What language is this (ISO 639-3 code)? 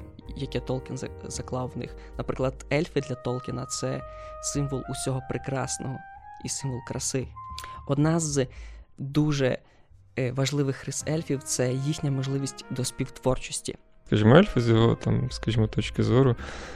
ukr